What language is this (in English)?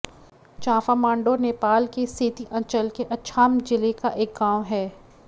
Hindi